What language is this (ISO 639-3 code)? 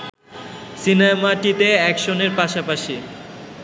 ben